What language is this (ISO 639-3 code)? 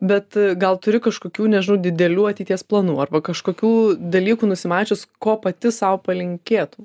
lit